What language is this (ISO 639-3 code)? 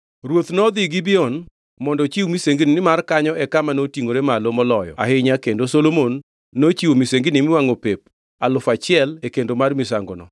luo